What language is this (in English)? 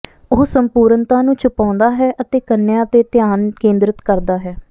Punjabi